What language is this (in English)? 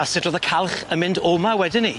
Welsh